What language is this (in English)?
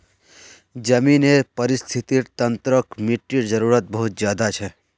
Magahi